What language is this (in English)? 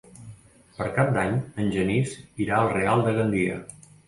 Catalan